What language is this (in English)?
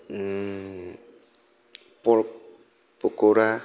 Bodo